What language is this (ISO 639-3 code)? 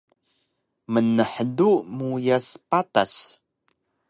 trv